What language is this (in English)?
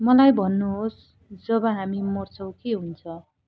Nepali